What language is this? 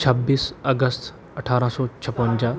Punjabi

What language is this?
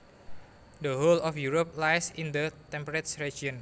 Javanese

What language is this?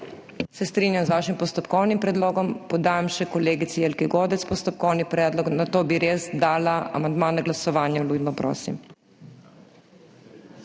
Slovenian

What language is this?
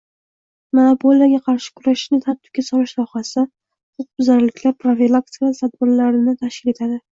Uzbek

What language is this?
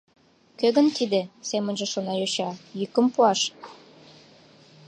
Mari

